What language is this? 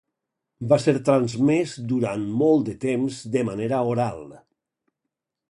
Catalan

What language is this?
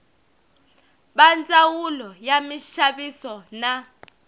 Tsonga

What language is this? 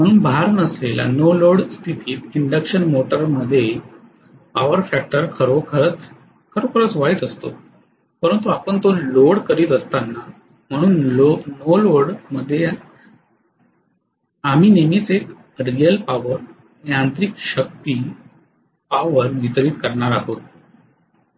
Marathi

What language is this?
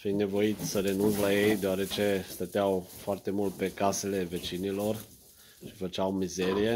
Romanian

